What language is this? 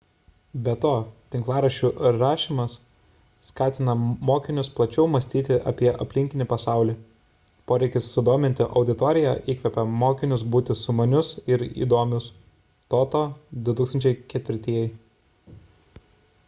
Lithuanian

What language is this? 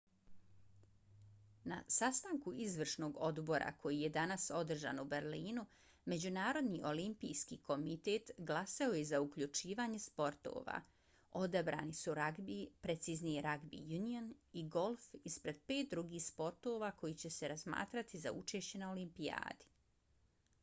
Bosnian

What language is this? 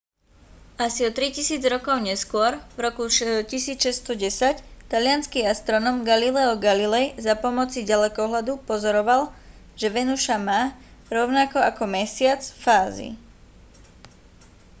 Slovak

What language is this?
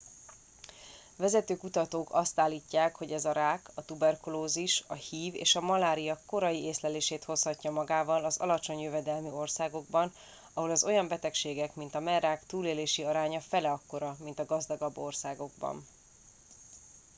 Hungarian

